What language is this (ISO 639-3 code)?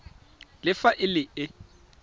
tsn